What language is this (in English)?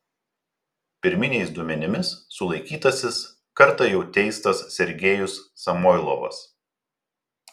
Lithuanian